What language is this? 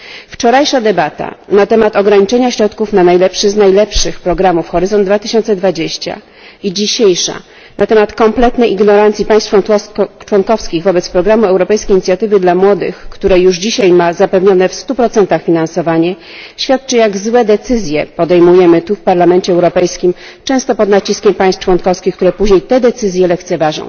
Polish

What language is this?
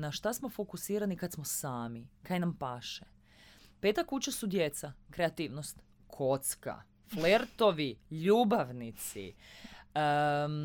Croatian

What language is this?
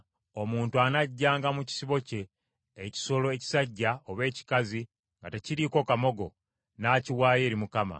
Ganda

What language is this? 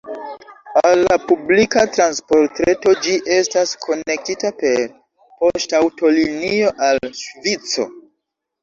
Esperanto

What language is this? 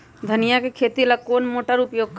Magahi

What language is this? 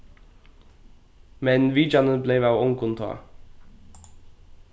Faroese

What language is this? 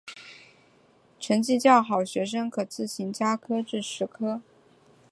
Chinese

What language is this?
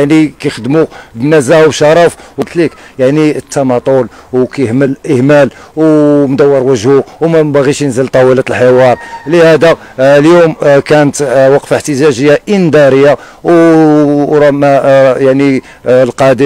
Arabic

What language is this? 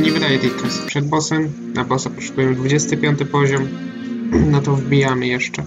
Polish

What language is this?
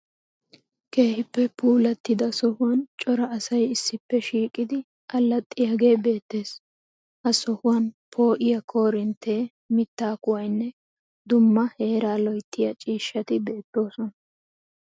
Wolaytta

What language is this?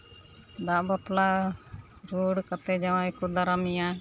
Santali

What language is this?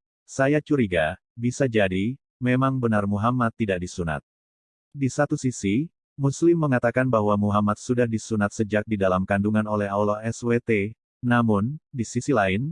Indonesian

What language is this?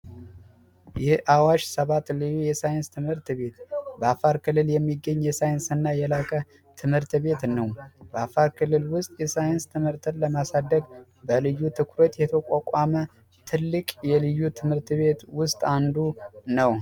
Amharic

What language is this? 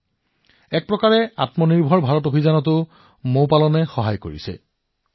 Assamese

